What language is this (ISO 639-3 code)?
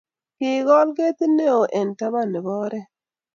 kln